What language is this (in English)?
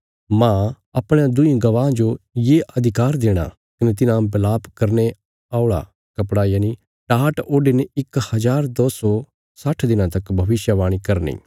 Bilaspuri